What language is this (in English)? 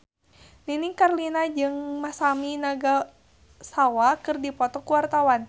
Sundanese